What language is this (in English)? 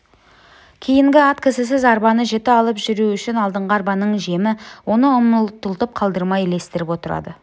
Kazakh